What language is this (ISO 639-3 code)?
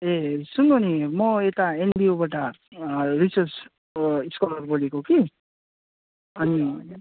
nep